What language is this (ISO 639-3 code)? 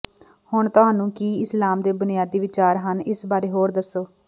pan